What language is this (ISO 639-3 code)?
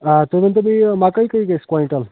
kas